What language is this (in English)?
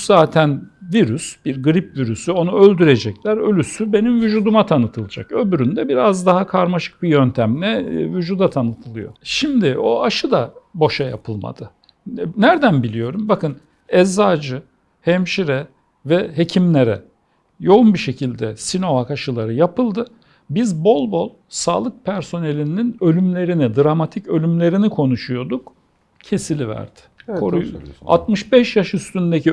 Turkish